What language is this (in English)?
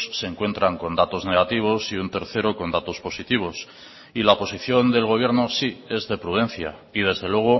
Spanish